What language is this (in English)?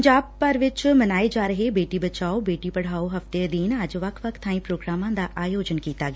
Punjabi